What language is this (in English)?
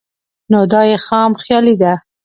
Pashto